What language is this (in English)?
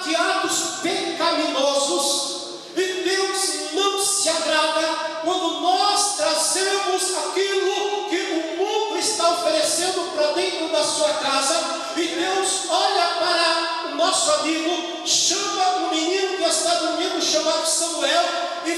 Portuguese